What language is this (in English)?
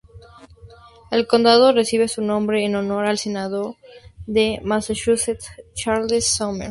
Spanish